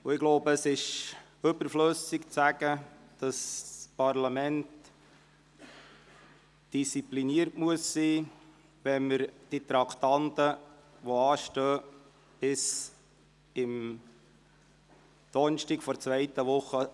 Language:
Swiss German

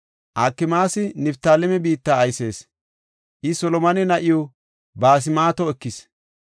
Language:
Gofa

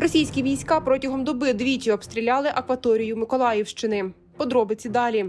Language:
Ukrainian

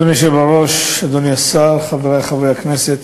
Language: Hebrew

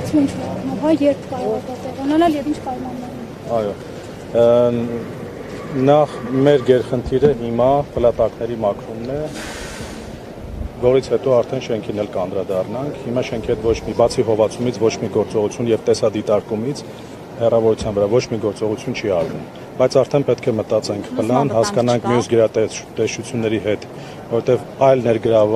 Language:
Romanian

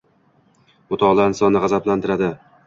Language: Uzbek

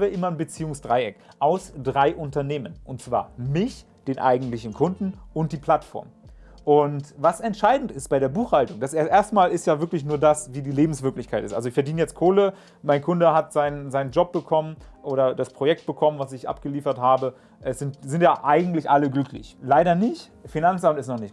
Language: German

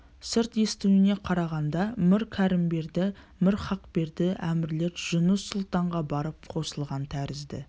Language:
Kazakh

